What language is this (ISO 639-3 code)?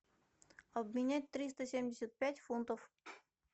rus